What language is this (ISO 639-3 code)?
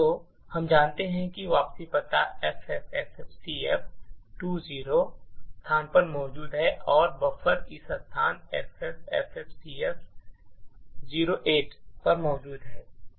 hin